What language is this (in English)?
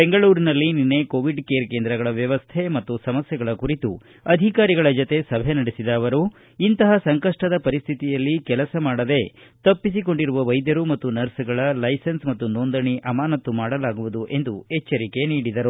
Kannada